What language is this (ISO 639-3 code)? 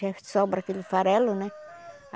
por